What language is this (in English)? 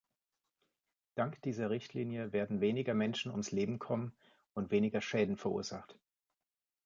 German